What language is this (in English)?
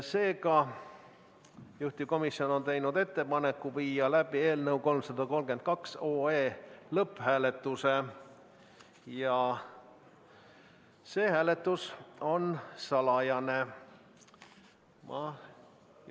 Estonian